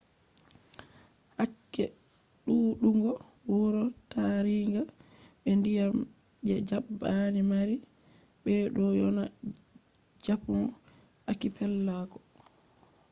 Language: Fula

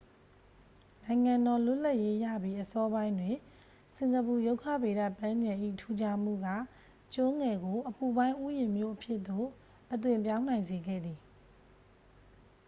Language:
Burmese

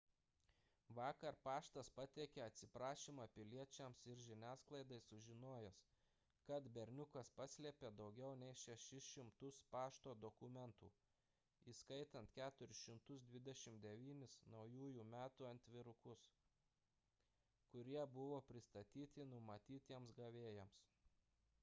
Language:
Lithuanian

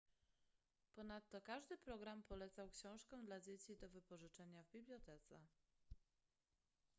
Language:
Polish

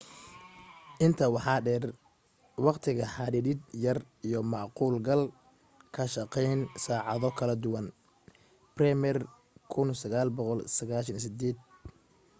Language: Somali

